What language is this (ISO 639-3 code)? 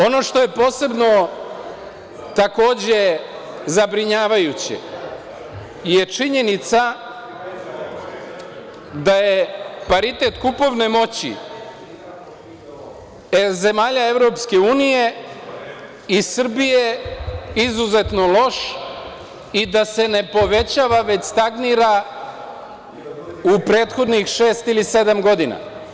srp